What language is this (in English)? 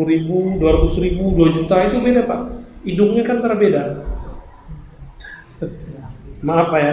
Indonesian